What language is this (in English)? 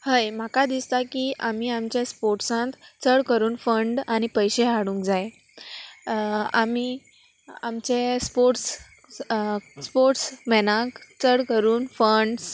Konkani